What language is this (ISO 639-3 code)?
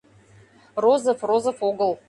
chm